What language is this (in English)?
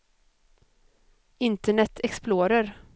Swedish